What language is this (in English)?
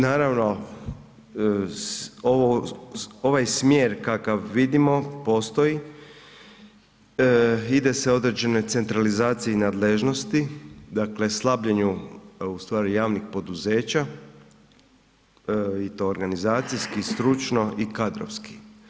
Croatian